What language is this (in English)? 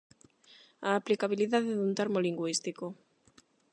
Galician